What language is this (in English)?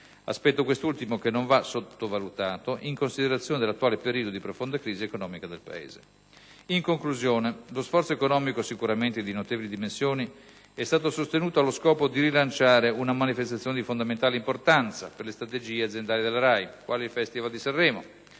Italian